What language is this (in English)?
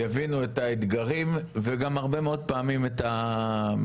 Hebrew